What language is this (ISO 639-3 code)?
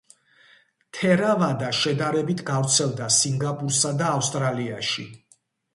kat